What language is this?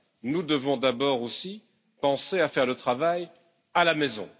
French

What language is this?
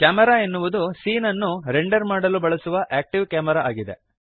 Kannada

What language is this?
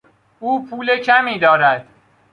Persian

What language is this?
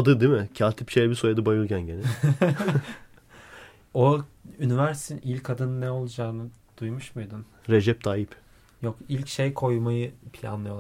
Turkish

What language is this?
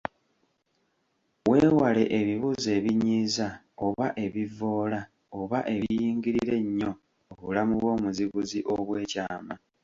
Ganda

